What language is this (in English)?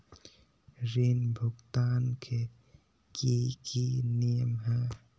Magahi